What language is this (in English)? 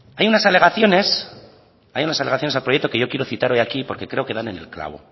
Spanish